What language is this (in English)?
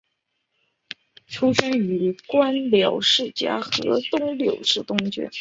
Chinese